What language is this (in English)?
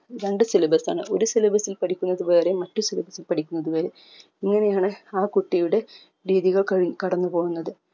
Malayalam